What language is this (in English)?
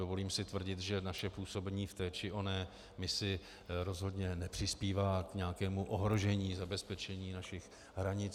Czech